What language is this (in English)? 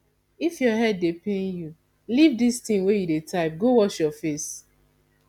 Nigerian Pidgin